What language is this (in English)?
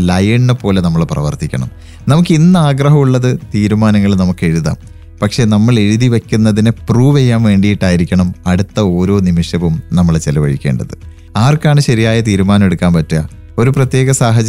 Malayalam